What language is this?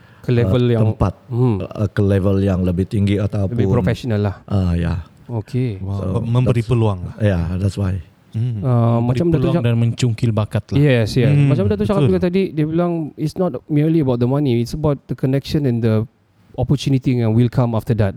Malay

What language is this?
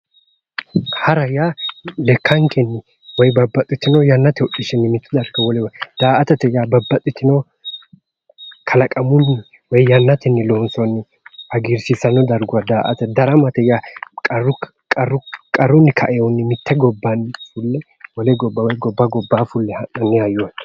Sidamo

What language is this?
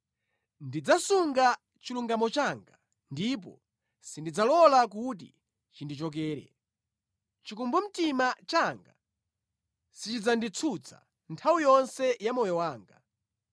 Nyanja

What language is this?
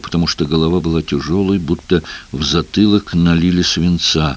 Russian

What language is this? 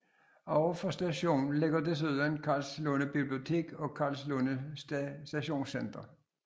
Danish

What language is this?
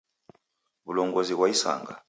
Taita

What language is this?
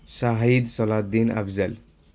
Urdu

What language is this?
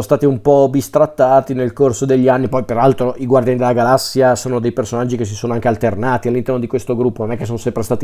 Italian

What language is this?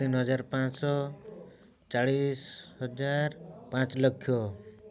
Odia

